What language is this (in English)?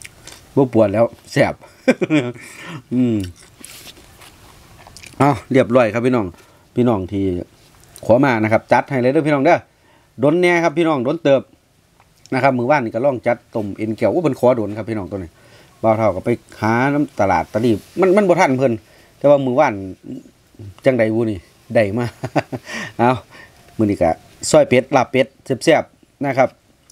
Thai